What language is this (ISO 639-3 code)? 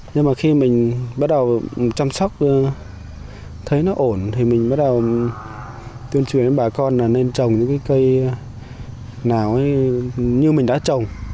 vie